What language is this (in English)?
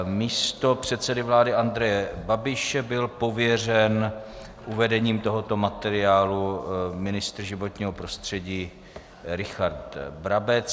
Czech